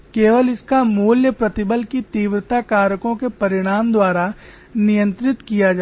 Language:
Hindi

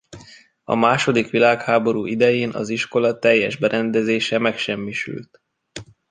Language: Hungarian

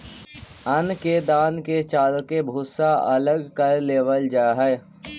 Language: Magahi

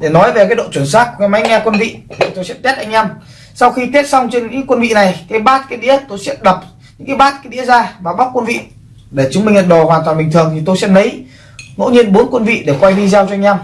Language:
Vietnamese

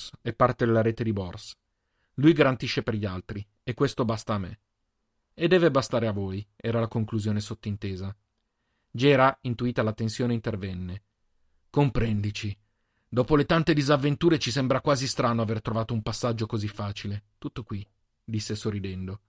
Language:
Italian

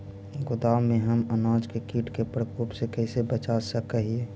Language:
Magahi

